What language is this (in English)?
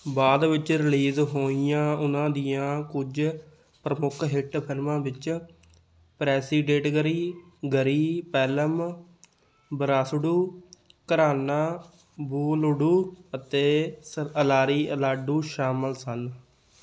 Punjabi